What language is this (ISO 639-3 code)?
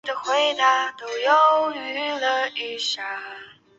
zho